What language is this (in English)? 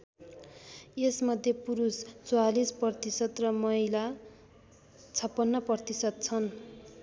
Nepali